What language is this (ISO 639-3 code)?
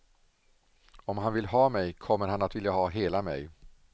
swe